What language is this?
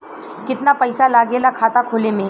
Bhojpuri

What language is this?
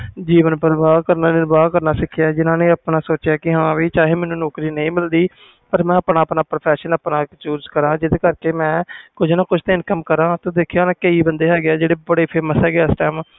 Punjabi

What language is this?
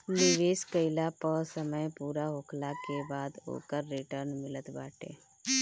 Bhojpuri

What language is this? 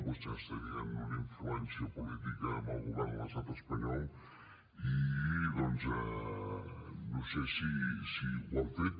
Catalan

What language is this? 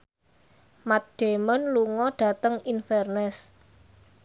Javanese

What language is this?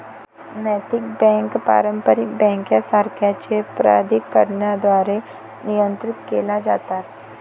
Marathi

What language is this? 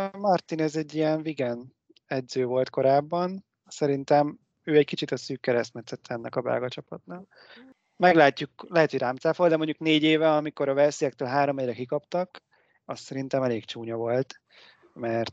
Hungarian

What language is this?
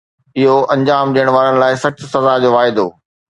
Sindhi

